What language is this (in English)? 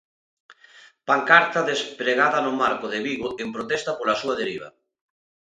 Galician